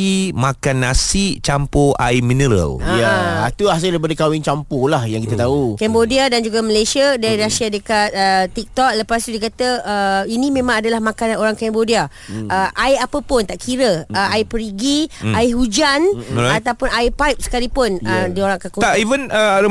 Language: Malay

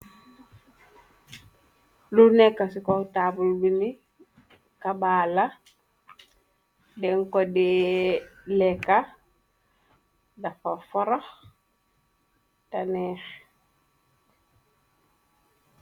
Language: Wolof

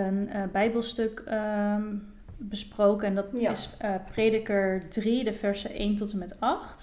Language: Dutch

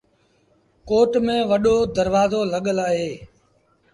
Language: Sindhi Bhil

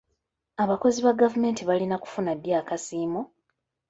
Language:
Ganda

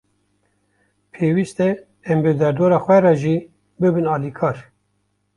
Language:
Kurdish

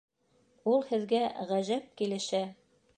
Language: Bashkir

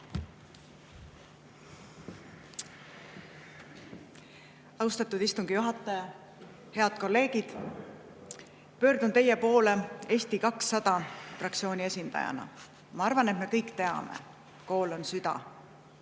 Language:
Estonian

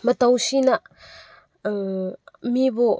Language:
Manipuri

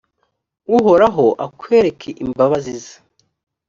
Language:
Kinyarwanda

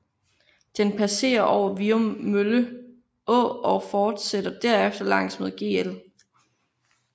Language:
Danish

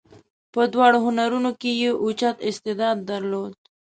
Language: Pashto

